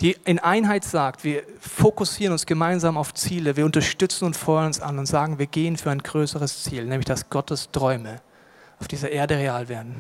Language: German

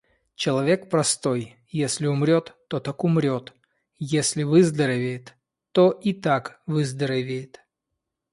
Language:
Russian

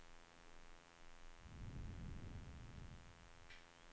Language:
Swedish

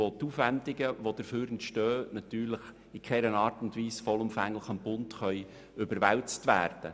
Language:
Swiss German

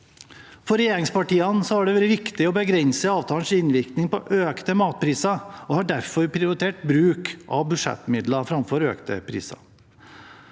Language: Norwegian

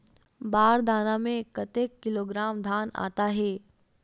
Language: Chhattisgarhi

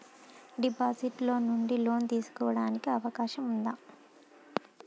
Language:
Telugu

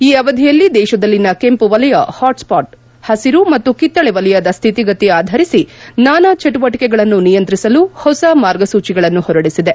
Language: Kannada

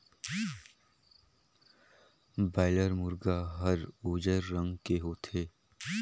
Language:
Chhattisgarhi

